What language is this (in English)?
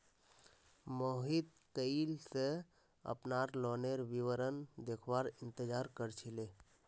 Magahi